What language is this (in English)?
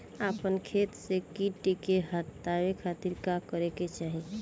Bhojpuri